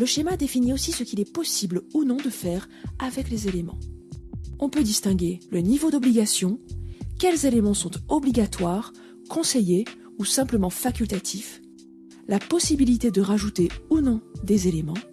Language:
French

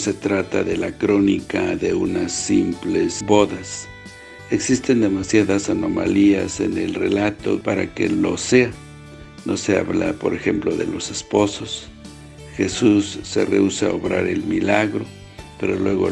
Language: Spanish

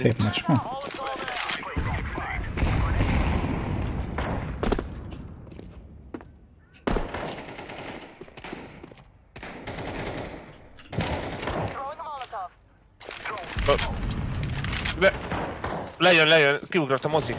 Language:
Hungarian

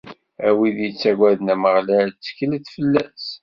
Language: Kabyle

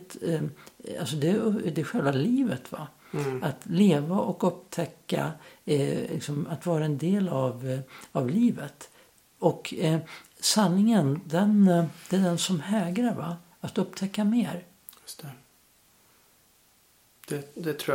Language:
Swedish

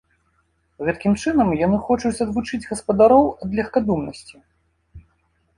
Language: Belarusian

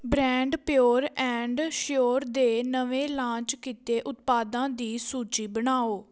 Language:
Punjabi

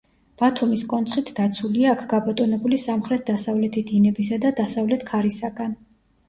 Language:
Georgian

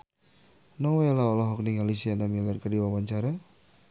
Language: Sundanese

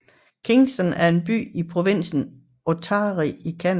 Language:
Danish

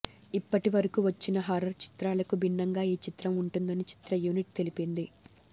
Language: Telugu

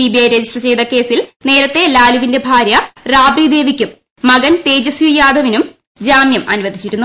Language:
Malayalam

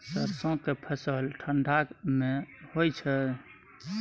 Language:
Maithili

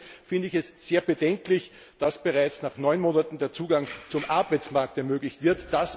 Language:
German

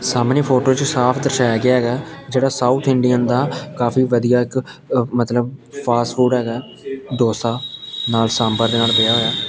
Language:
Punjabi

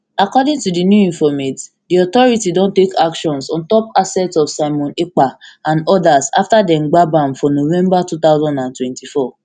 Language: Nigerian Pidgin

